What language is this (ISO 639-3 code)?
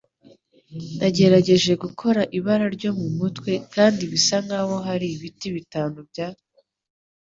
kin